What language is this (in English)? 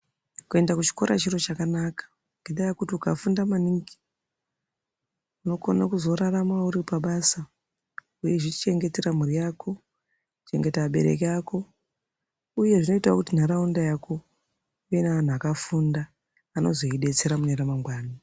Ndau